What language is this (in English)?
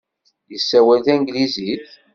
Kabyle